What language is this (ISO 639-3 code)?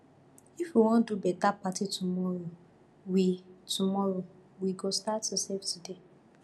pcm